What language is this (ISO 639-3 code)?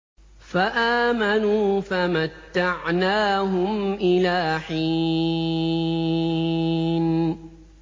ara